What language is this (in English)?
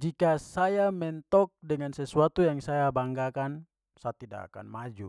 Papuan Malay